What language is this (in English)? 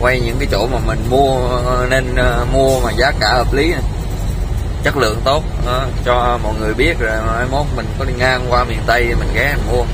Vietnamese